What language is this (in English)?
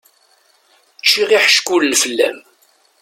Kabyle